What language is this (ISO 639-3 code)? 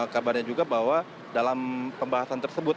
ind